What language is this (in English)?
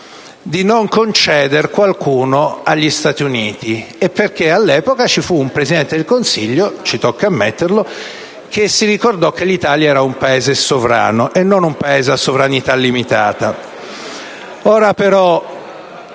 Italian